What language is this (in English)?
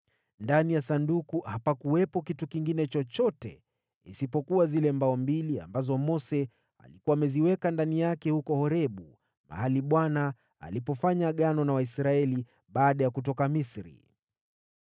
Swahili